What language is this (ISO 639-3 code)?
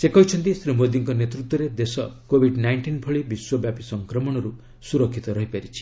ori